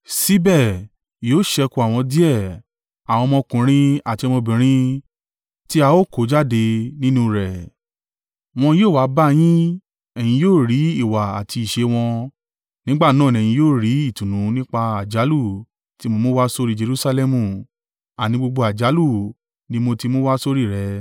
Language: Yoruba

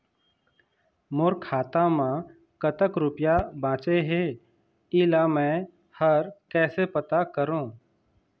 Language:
Chhattisgarhi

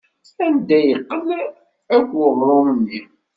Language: Kabyle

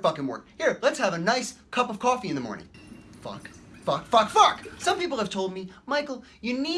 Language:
English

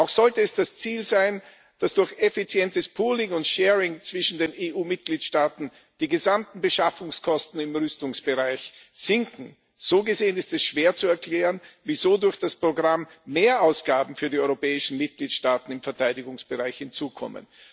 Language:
German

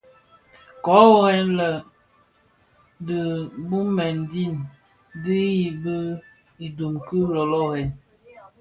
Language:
Bafia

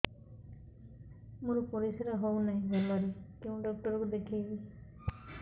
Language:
Odia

